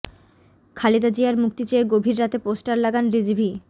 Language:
Bangla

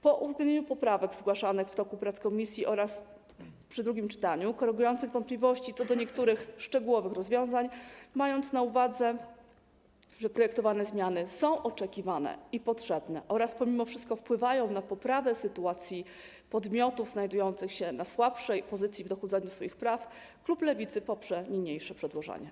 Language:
Polish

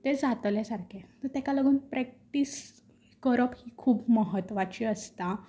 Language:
Konkani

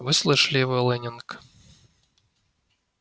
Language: Russian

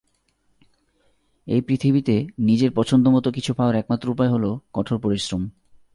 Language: Bangla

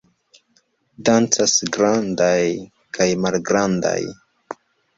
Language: Esperanto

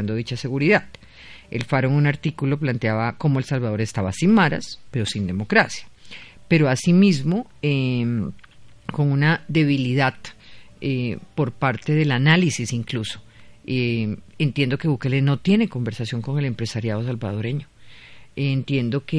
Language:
Spanish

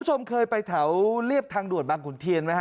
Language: Thai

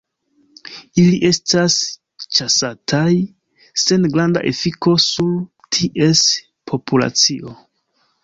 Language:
Esperanto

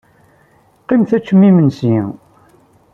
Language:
Kabyle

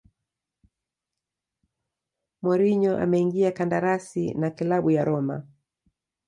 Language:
Swahili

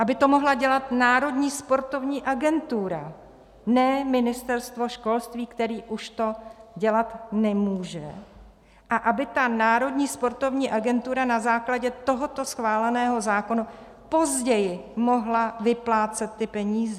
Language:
Czech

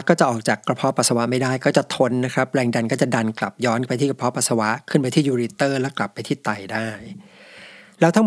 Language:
Thai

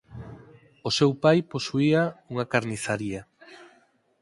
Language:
Galician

